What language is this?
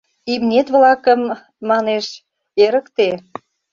Mari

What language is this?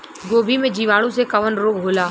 Bhojpuri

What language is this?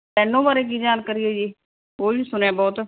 Punjabi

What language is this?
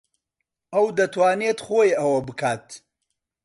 Central Kurdish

